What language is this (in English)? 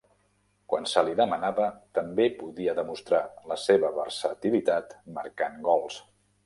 Catalan